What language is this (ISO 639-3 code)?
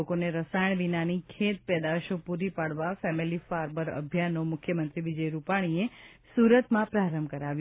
guj